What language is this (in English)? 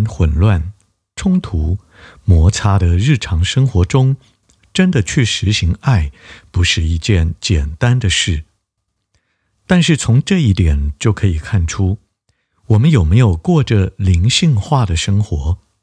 Chinese